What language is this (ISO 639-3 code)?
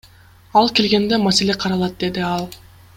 kir